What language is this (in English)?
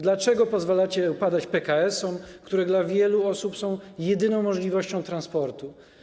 Polish